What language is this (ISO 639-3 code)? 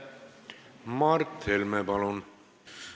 est